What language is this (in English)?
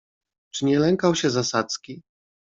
Polish